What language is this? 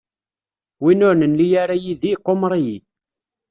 Kabyle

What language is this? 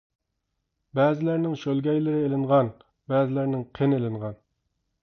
Uyghur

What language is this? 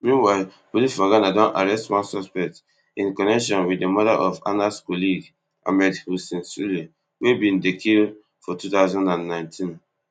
Nigerian Pidgin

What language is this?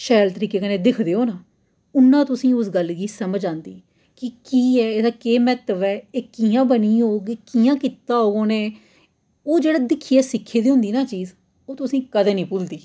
Dogri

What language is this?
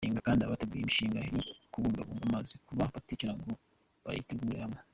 Kinyarwanda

